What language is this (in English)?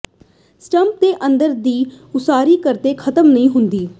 Punjabi